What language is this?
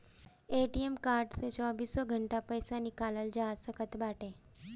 Bhojpuri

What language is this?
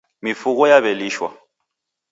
Taita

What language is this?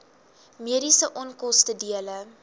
Afrikaans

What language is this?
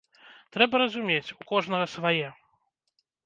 Belarusian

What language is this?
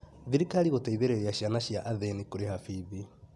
Kikuyu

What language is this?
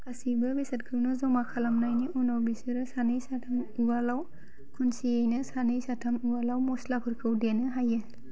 Bodo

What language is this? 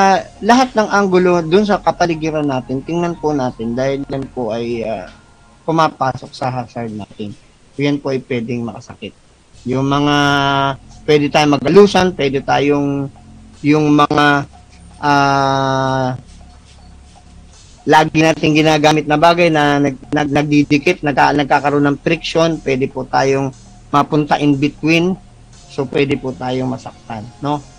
Filipino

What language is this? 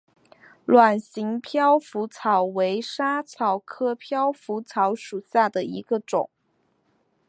Chinese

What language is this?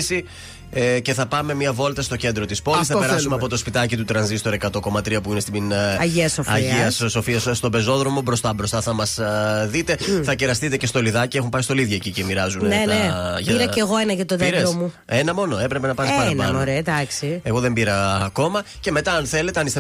Greek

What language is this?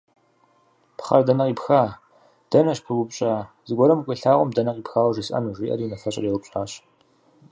Kabardian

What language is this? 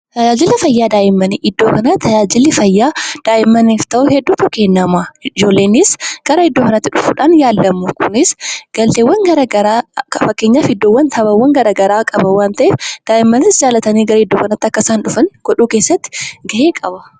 Oromo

